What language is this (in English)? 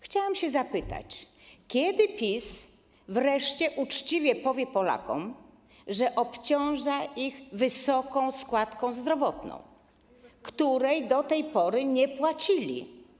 Polish